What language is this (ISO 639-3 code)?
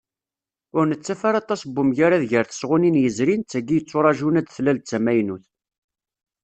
kab